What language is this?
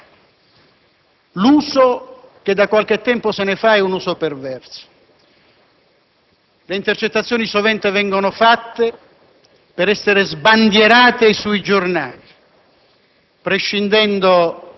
Italian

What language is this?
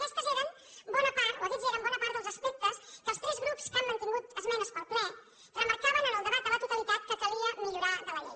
Catalan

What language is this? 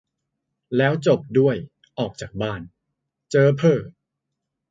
Thai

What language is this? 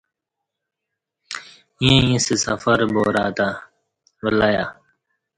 Kati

